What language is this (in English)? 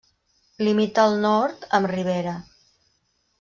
Catalan